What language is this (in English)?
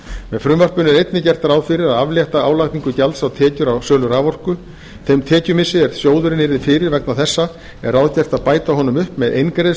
Icelandic